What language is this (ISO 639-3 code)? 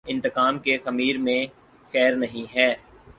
urd